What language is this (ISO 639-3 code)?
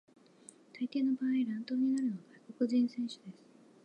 jpn